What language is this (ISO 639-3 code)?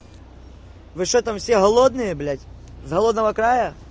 rus